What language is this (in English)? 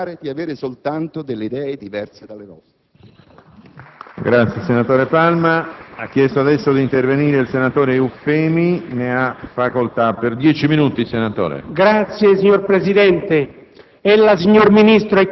Italian